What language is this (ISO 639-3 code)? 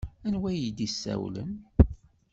kab